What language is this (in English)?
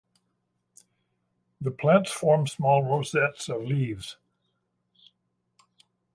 English